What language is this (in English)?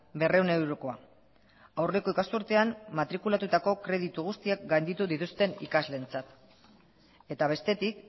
Basque